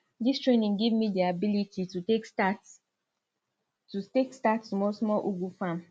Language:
Nigerian Pidgin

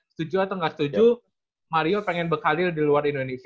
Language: Indonesian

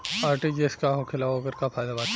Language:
Bhojpuri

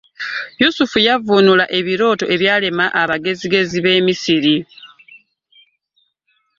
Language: Ganda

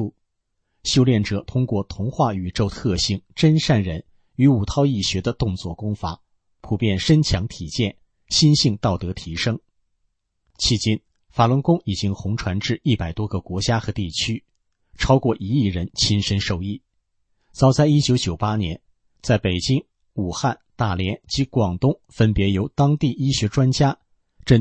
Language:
Chinese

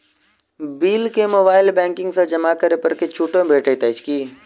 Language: Maithili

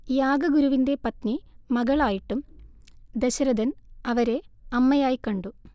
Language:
Malayalam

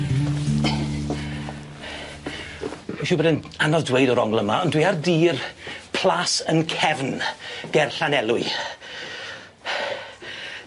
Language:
Welsh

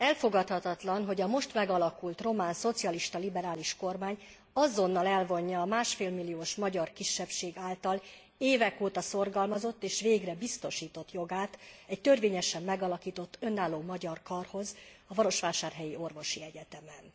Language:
Hungarian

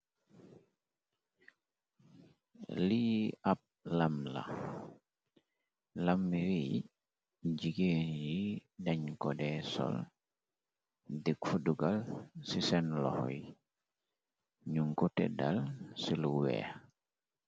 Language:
Wolof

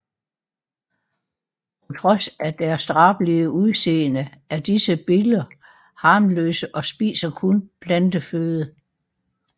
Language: Danish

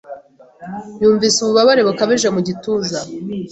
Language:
Kinyarwanda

